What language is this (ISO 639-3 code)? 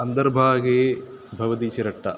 san